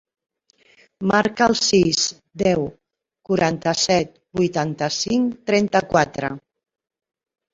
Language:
Catalan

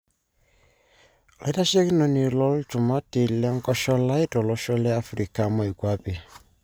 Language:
Masai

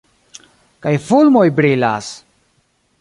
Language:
Esperanto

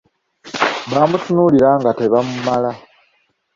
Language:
Ganda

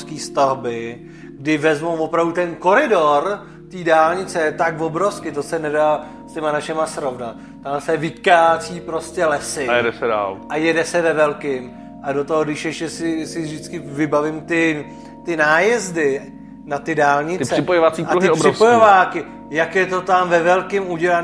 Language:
Czech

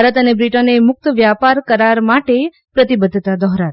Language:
Gujarati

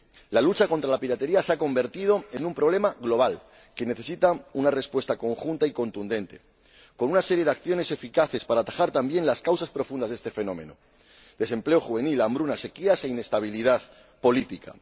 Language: Spanish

